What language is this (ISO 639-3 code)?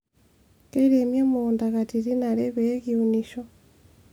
mas